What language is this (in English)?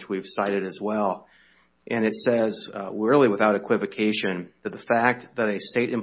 English